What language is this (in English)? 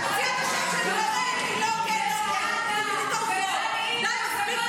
Hebrew